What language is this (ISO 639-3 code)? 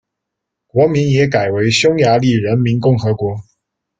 zho